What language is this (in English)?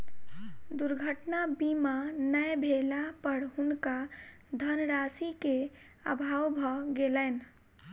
Maithili